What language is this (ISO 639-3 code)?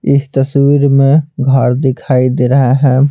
hin